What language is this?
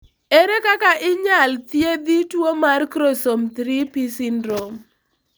Luo (Kenya and Tanzania)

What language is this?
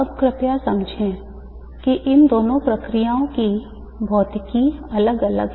Hindi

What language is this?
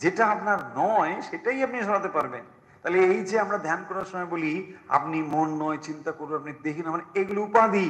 Bangla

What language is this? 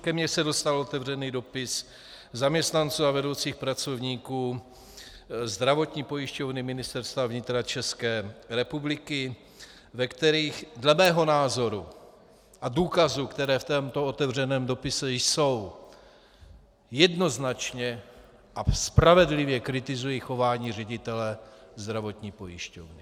Czech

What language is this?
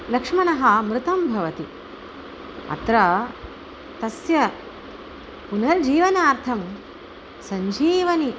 Sanskrit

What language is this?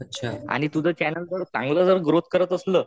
Marathi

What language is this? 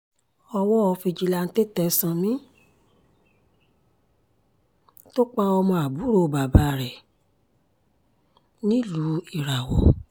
Yoruba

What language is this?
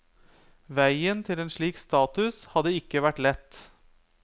Norwegian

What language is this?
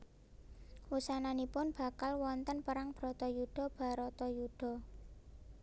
Javanese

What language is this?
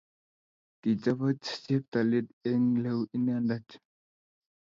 Kalenjin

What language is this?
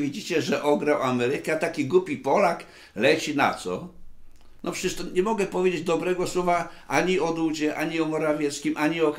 Polish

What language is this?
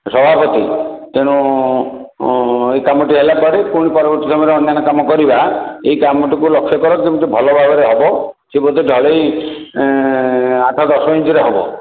Odia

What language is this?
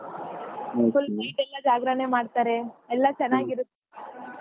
Kannada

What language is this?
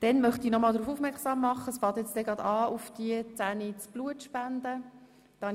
Swiss German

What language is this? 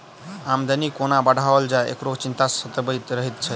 Maithili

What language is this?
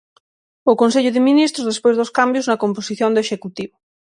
Galician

